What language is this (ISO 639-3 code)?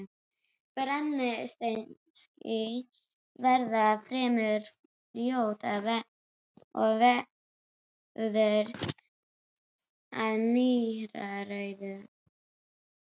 isl